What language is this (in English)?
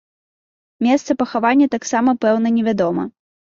Belarusian